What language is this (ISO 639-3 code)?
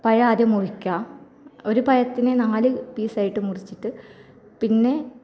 mal